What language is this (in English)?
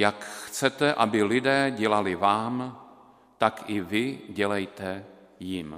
Czech